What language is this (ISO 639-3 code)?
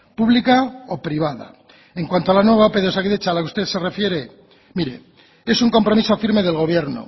spa